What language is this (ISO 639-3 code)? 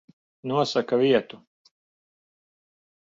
lav